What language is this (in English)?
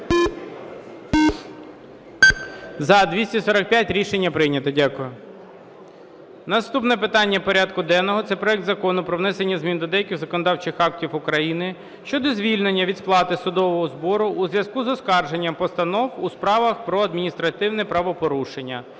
Ukrainian